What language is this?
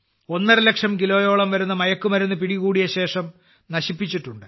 Malayalam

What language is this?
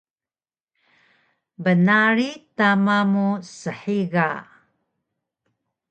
Taroko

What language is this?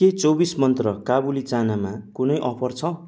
Nepali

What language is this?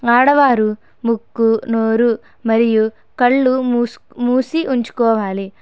Telugu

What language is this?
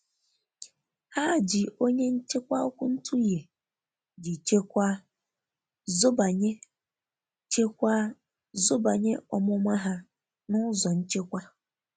Igbo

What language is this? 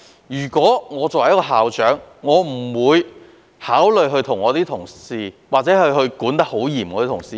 Cantonese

